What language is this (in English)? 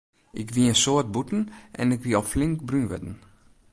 Western Frisian